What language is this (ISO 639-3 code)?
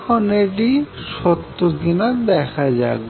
ben